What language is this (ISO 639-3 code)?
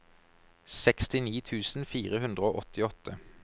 nor